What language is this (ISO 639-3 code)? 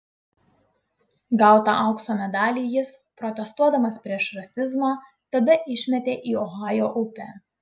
lit